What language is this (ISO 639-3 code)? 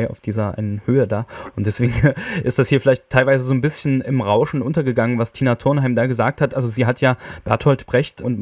deu